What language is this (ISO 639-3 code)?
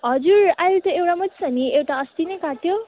nep